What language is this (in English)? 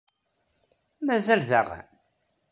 Kabyle